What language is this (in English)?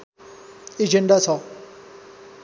Nepali